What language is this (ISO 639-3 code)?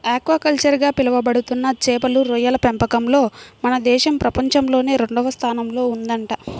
tel